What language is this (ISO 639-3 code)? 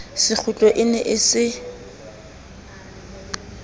sot